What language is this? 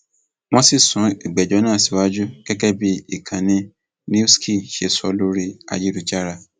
Yoruba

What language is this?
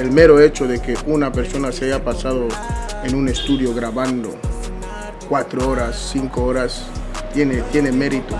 Spanish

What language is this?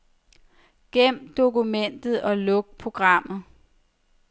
Danish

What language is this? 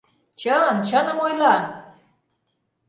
Mari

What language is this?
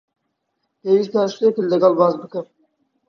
Central Kurdish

